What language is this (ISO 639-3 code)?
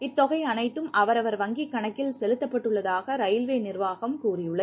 tam